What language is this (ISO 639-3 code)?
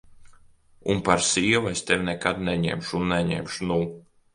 lav